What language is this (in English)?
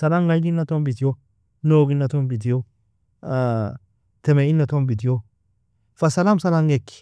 Nobiin